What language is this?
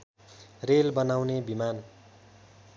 Nepali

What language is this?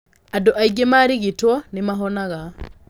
Kikuyu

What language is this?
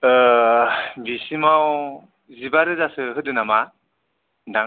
Bodo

